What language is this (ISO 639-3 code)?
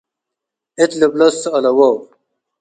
tig